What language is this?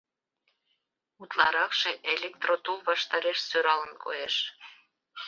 Mari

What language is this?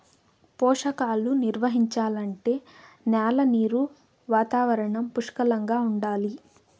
Telugu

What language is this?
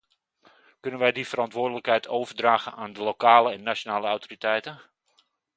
Dutch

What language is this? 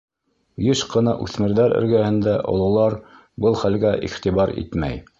Bashkir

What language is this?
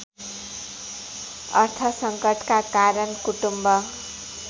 Nepali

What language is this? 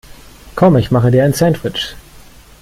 German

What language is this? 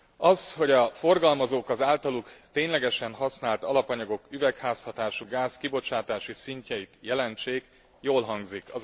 Hungarian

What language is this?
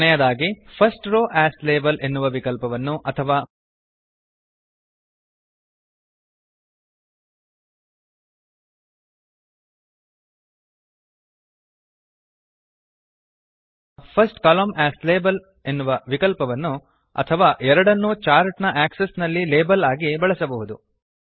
Kannada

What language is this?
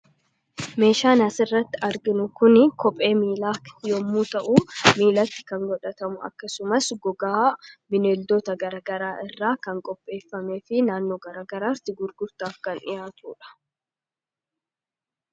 Oromo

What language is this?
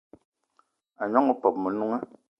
Eton (Cameroon)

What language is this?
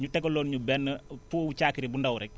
Wolof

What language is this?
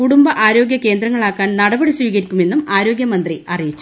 Malayalam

